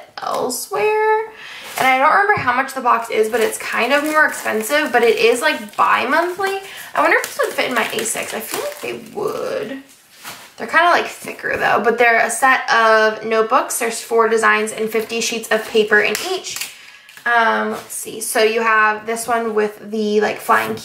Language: English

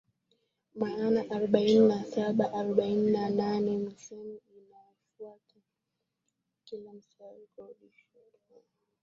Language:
Swahili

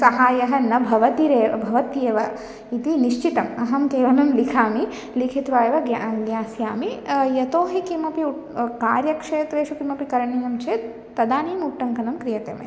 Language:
Sanskrit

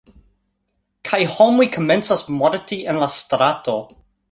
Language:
Esperanto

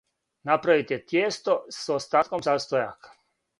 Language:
Serbian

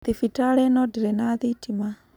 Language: Kikuyu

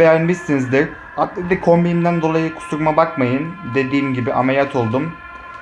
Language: Turkish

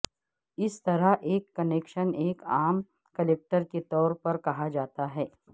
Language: Urdu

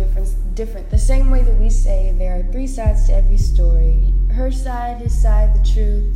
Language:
English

